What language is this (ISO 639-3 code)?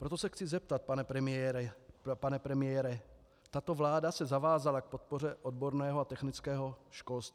ces